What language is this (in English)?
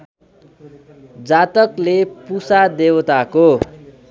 Nepali